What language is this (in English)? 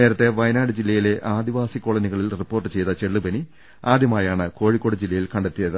Malayalam